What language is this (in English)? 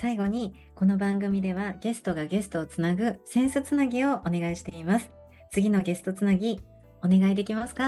Japanese